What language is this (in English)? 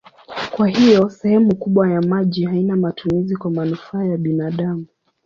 Swahili